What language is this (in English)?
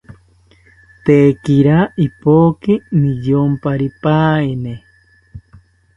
South Ucayali Ashéninka